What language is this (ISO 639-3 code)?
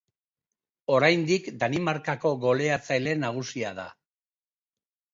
eus